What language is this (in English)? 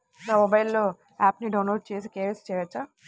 Telugu